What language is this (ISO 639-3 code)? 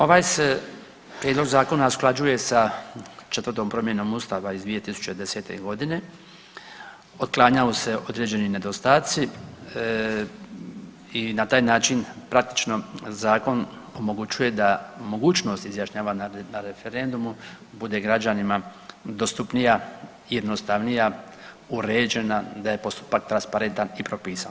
hrv